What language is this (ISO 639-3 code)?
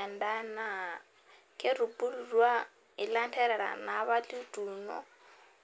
mas